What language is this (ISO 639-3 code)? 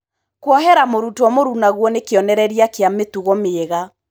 kik